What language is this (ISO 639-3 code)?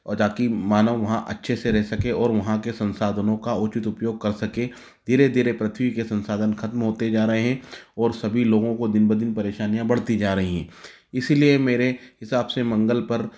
hin